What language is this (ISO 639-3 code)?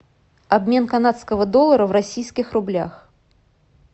rus